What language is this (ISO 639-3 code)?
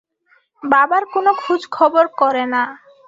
ben